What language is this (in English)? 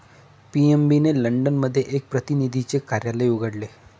Marathi